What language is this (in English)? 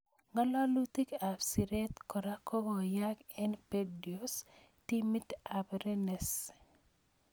Kalenjin